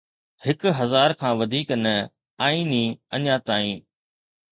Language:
Sindhi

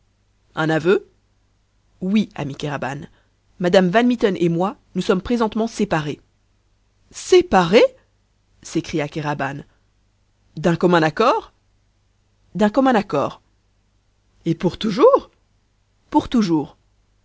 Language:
French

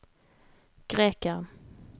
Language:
Norwegian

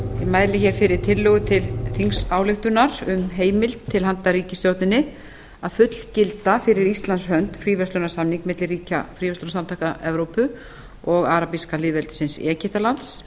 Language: Icelandic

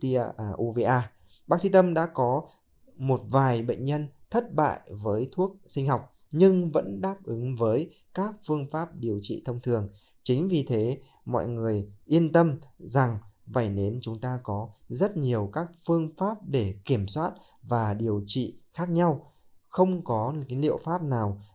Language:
Vietnamese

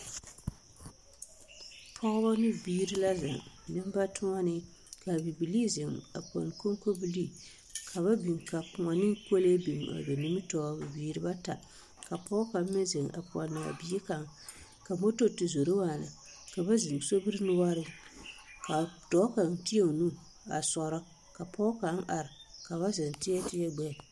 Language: Southern Dagaare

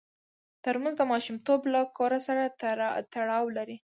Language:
Pashto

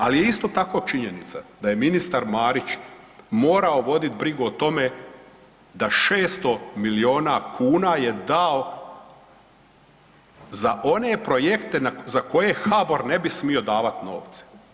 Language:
Croatian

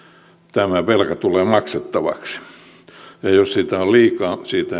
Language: Finnish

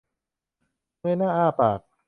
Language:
Thai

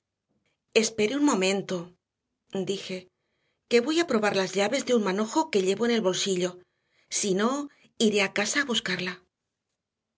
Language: Spanish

